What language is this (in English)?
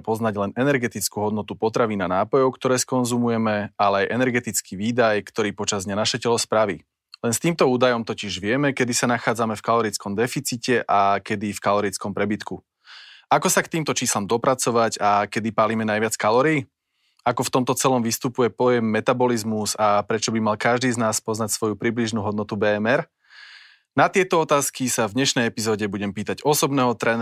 Slovak